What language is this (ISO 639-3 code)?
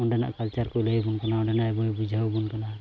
sat